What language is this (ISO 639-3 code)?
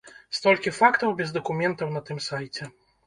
bel